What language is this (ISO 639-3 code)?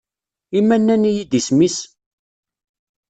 kab